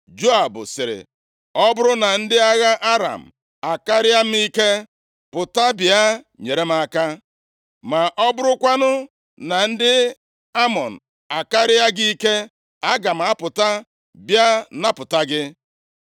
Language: Igbo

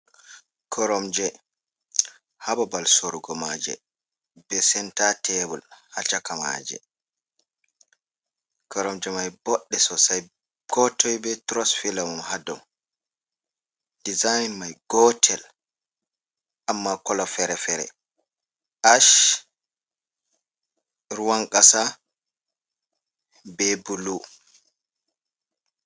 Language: Fula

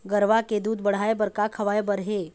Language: Chhattisgarhi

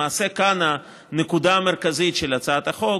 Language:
Hebrew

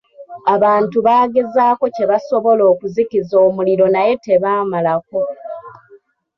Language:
Ganda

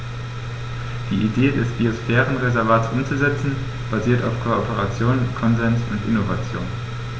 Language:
German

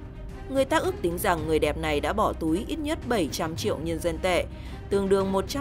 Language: Vietnamese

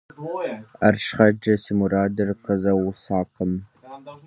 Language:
Kabardian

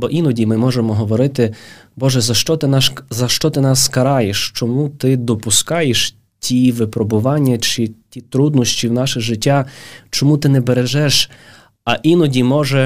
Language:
Ukrainian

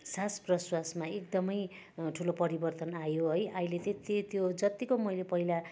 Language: Nepali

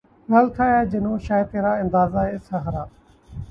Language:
Urdu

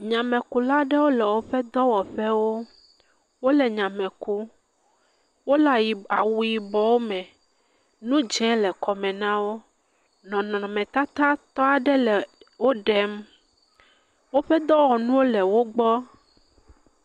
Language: Ewe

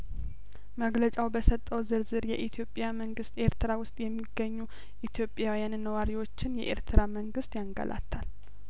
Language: Amharic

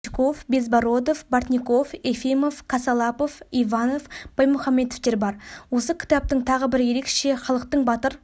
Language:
Kazakh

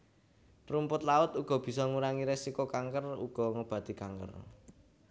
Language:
Javanese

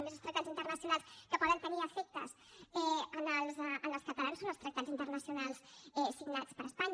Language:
Catalan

